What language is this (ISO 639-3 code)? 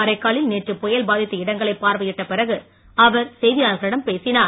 tam